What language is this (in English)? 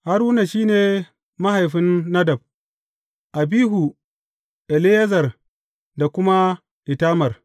Hausa